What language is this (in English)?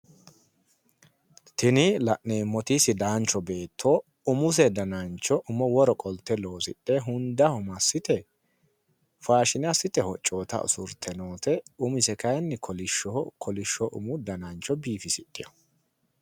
Sidamo